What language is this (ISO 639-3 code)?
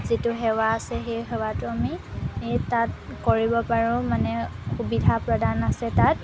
asm